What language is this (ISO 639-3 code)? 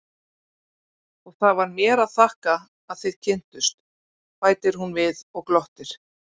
isl